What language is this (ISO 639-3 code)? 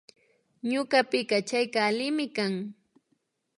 qvi